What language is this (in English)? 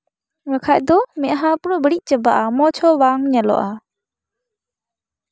Santali